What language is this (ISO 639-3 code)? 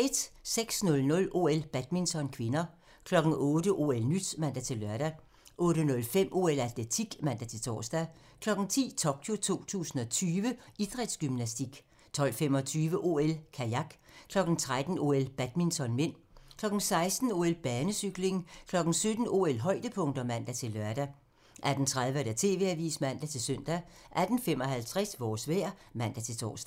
dan